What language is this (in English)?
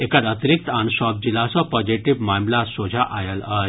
Maithili